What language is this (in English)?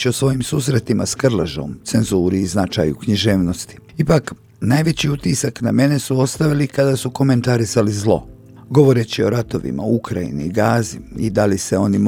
Croatian